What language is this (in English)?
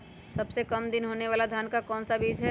Magahi